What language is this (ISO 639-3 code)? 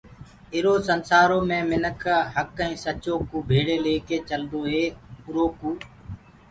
ggg